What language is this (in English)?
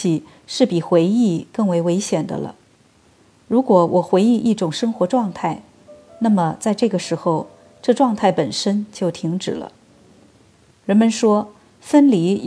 Chinese